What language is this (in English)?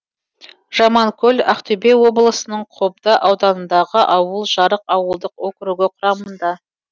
Kazakh